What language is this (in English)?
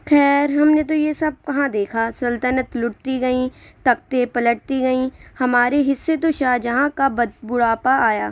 Urdu